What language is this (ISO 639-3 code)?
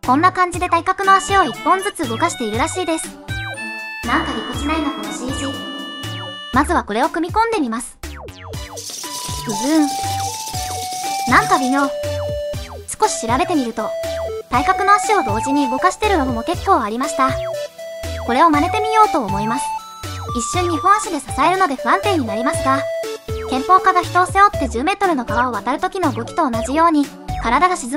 jpn